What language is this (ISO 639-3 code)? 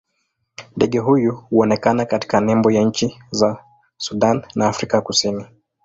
swa